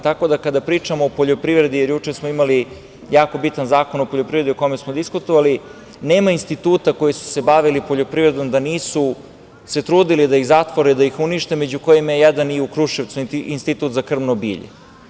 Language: Serbian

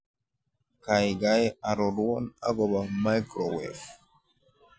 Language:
Kalenjin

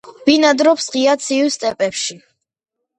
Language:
Georgian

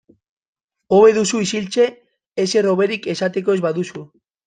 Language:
Basque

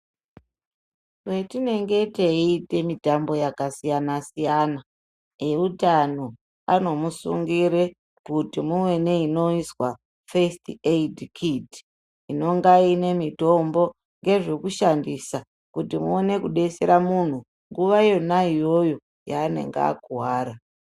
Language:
Ndau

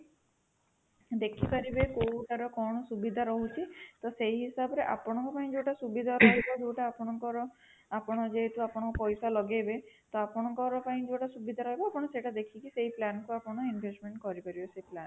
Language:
Odia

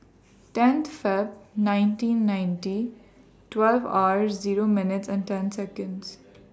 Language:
English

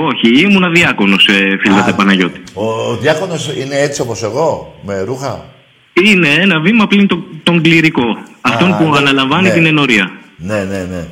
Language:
Greek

